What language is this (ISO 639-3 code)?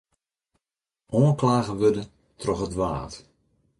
fry